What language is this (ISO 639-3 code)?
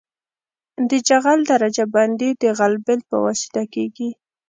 pus